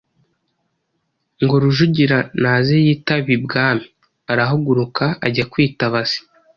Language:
Kinyarwanda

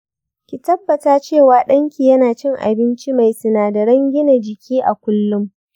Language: Hausa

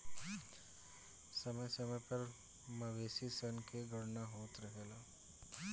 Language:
Bhojpuri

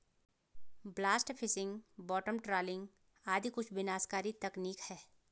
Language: Hindi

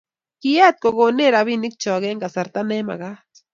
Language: Kalenjin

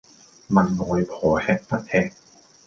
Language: Cantonese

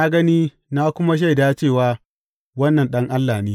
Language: Hausa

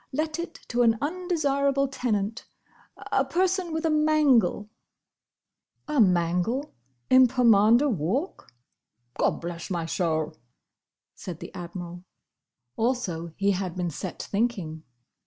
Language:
English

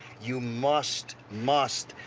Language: English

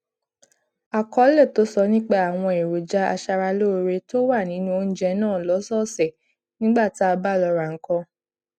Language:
Yoruba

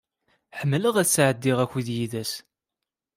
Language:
Kabyle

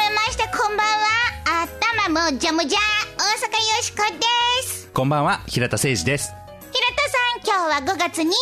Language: Japanese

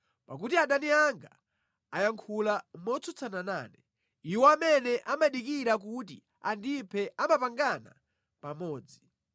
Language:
Nyanja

